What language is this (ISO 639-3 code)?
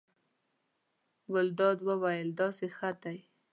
pus